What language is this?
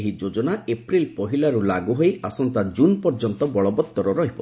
Odia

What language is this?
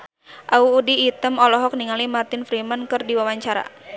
Sundanese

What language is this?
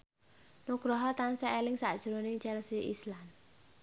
Javanese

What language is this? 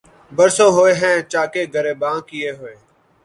Urdu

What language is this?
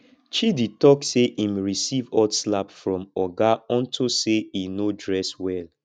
Nigerian Pidgin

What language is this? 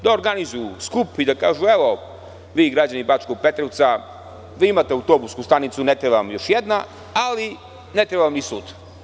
Serbian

